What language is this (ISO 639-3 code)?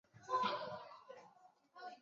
zho